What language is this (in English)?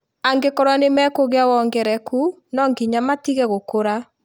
Kikuyu